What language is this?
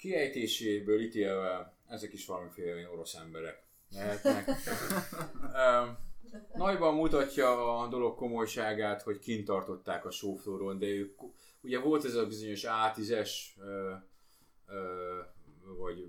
Hungarian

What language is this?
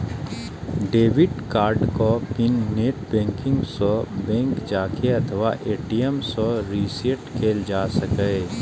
Maithili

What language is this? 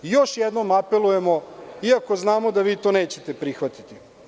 Serbian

